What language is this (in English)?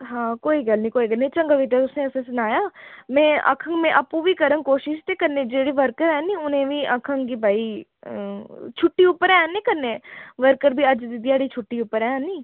Dogri